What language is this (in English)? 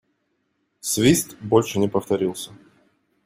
Russian